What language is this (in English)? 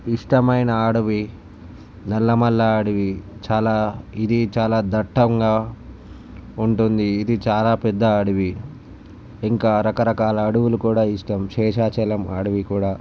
Telugu